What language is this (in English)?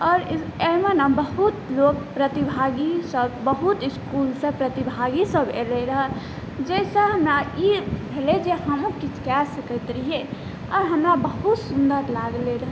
Maithili